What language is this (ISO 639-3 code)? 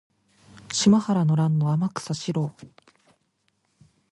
jpn